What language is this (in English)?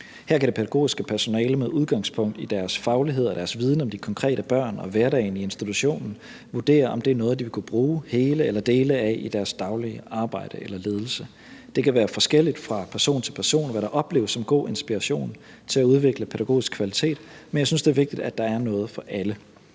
Danish